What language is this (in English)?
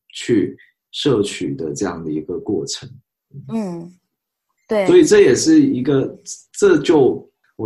Chinese